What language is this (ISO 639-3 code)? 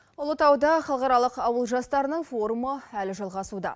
kaz